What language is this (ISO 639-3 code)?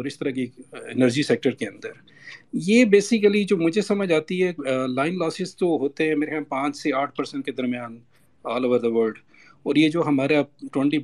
urd